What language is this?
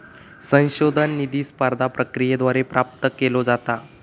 Marathi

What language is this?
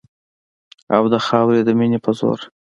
Pashto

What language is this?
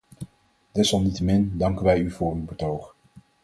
Dutch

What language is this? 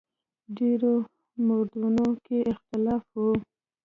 Pashto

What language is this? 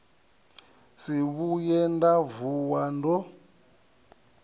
Venda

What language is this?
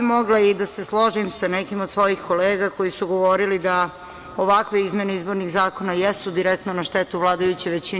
Serbian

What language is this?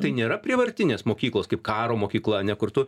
Lithuanian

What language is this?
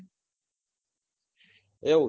Gujarati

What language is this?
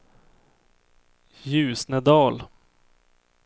Swedish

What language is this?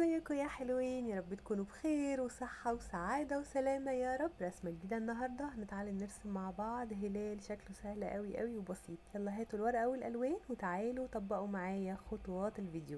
Arabic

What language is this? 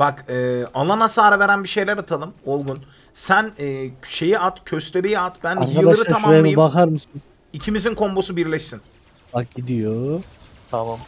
Turkish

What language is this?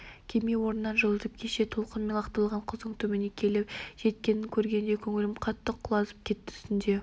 Kazakh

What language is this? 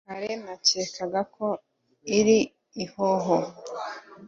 Kinyarwanda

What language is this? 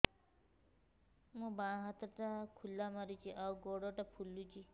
Odia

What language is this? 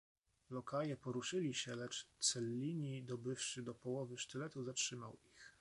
Polish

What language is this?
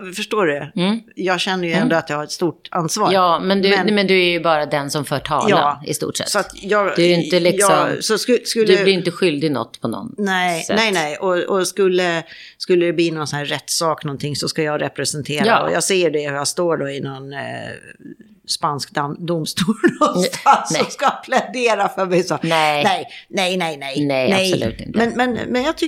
Swedish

